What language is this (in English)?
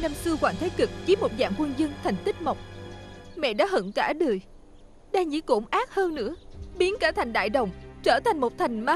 Vietnamese